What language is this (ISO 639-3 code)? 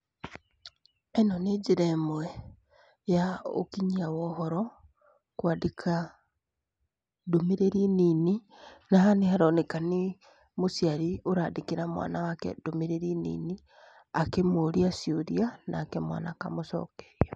kik